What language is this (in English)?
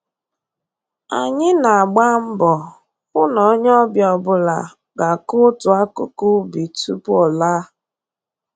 Igbo